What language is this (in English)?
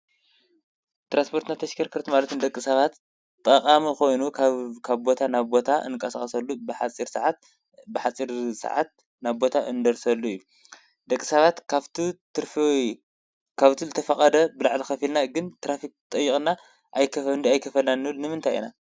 Tigrinya